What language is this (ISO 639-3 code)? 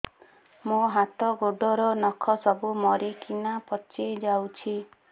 ori